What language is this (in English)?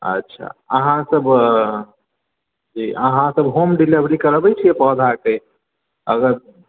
Maithili